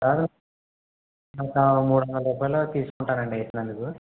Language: Telugu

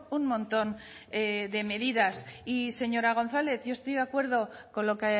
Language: Spanish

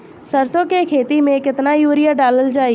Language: Bhojpuri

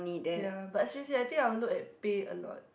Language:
English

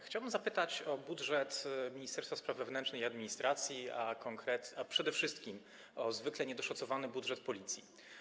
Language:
Polish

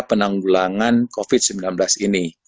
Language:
Indonesian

